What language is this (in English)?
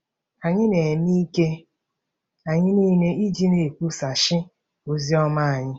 Igbo